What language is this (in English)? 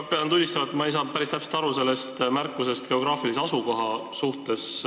Estonian